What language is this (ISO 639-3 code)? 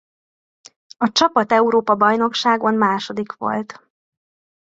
hun